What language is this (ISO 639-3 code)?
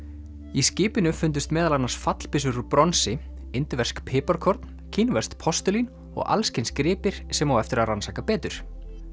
isl